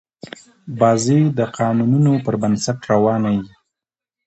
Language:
Pashto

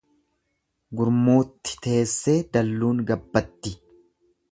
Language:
Oromo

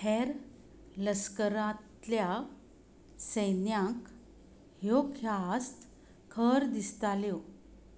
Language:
Konkani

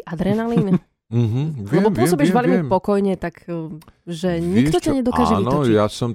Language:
Slovak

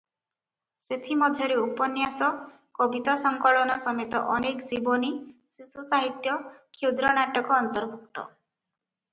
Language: Odia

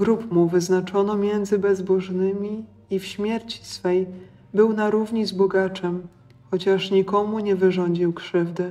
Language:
Polish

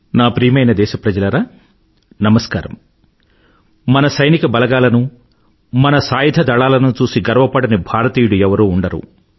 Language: Telugu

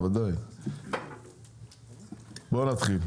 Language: Hebrew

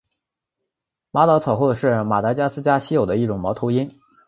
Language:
Chinese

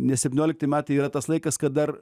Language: Lithuanian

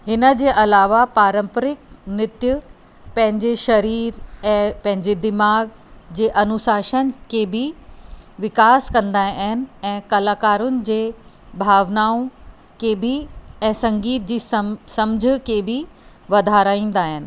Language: Sindhi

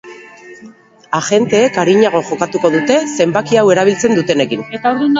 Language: Basque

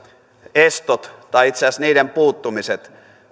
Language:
Finnish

